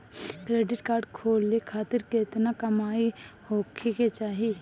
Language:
Bhojpuri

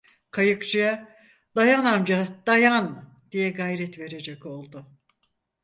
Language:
Turkish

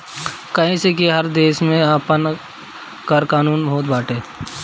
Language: Bhojpuri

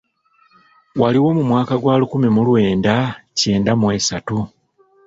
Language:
Ganda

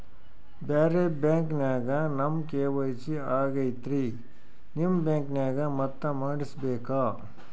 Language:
Kannada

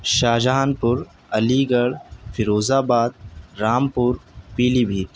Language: Urdu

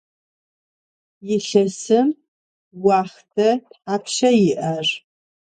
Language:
Adyghe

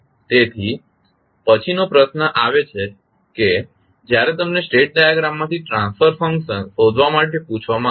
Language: Gujarati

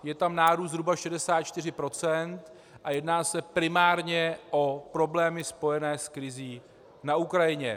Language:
Czech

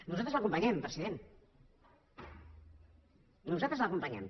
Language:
Catalan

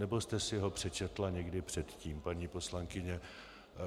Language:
Czech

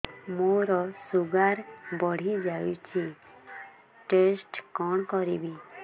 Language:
Odia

